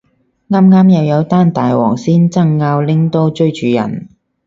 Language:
Cantonese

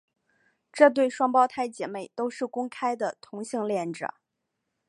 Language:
Chinese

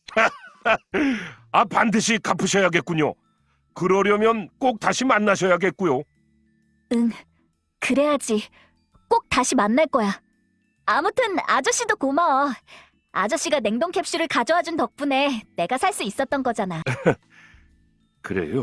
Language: Korean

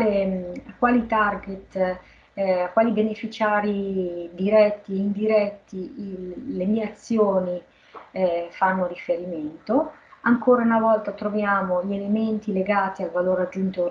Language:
Italian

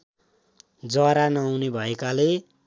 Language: Nepali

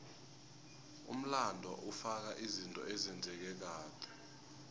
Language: South Ndebele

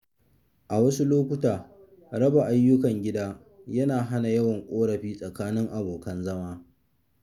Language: Hausa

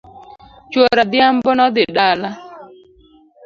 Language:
Luo (Kenya and Tanzania)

